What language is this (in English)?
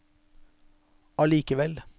Norwegian